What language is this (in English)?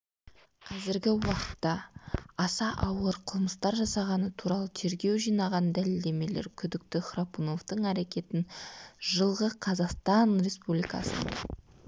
Kazakh